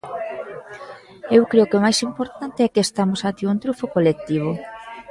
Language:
Galician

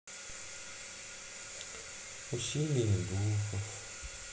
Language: Russian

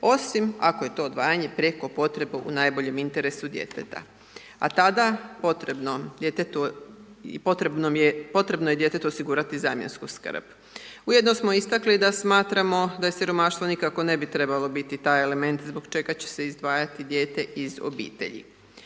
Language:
Croatian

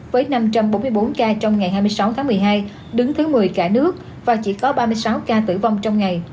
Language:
Vietnamese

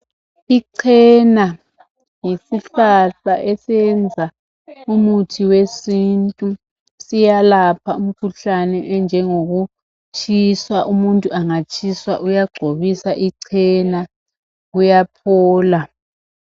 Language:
North Ndebele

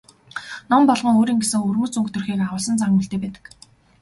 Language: Mongolian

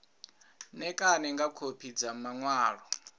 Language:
Venda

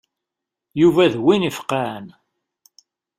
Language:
Kabyle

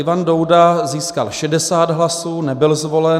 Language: Czech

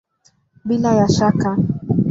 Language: Swahili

